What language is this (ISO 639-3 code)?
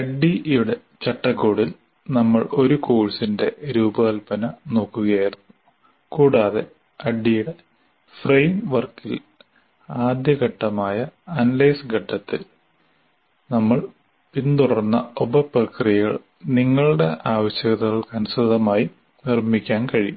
mal